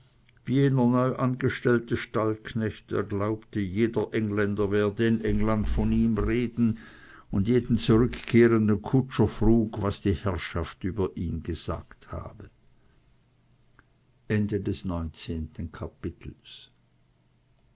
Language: German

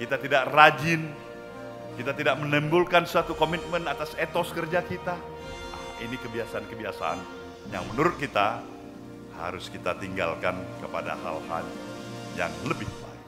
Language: Indonesian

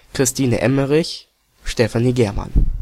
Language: German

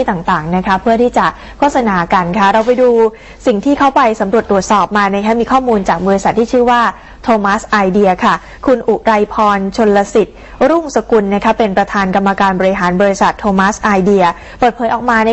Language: Thai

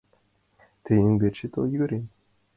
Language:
Mari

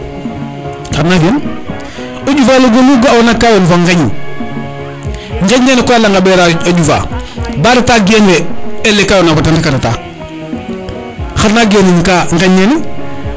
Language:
Serer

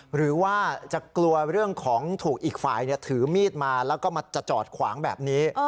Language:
Thai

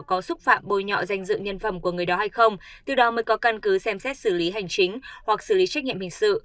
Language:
Vietnamese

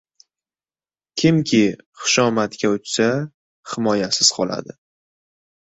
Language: Uzbek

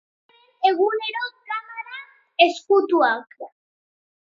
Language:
Basque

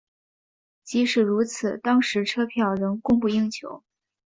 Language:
Chinese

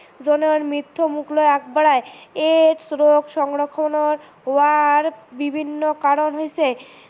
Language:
Assamese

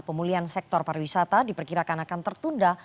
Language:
Indonesian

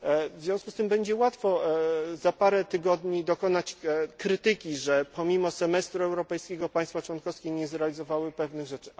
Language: Polish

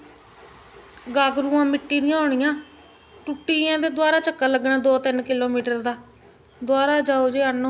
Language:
Dogri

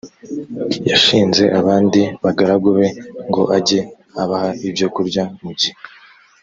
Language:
Kinyarwanda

